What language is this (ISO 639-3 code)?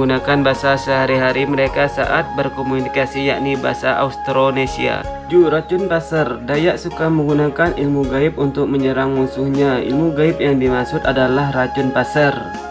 ind